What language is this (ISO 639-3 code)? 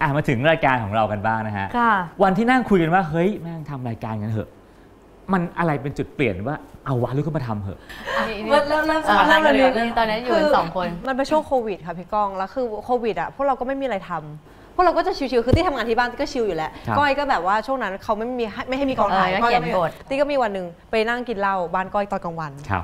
tha